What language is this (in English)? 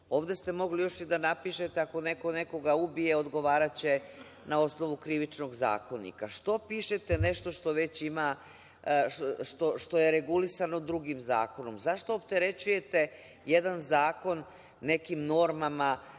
Serbian